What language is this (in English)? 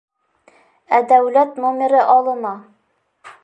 Bashkir